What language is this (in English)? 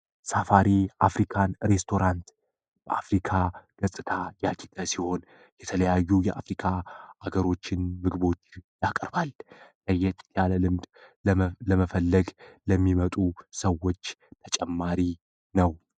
Amharic